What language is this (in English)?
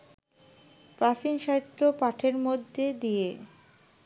Bangla